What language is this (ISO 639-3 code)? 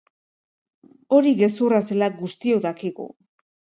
eus